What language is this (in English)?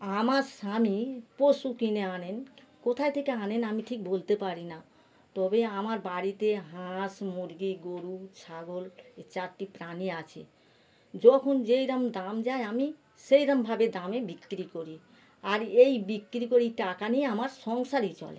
Bangla